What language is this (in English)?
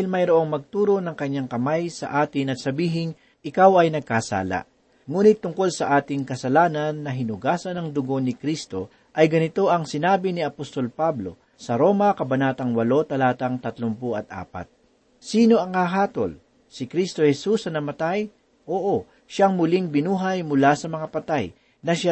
Filipino